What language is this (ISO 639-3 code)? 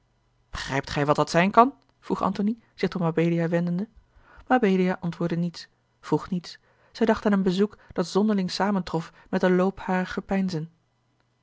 nld